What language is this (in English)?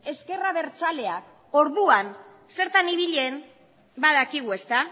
Basque